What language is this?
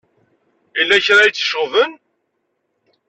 Kabyle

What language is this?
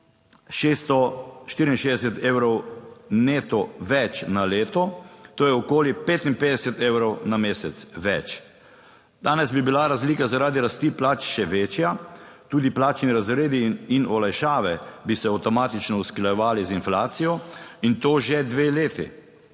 Slovenian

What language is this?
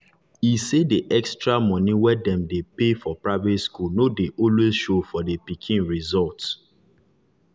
Nigerian Pidgin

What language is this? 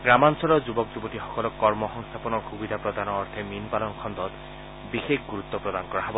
Assamese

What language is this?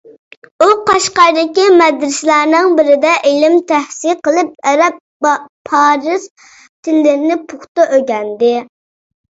Uyghur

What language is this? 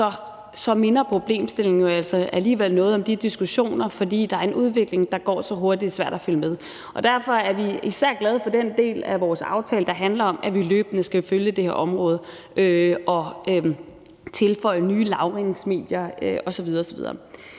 Danish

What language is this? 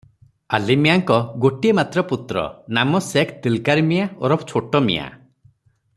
Odia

